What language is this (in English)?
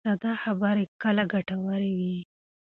Pashto